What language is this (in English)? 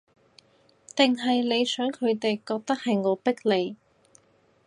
Cantonese